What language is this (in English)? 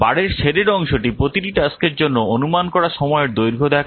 Bangla